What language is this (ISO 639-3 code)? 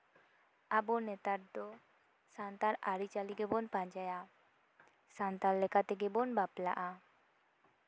sat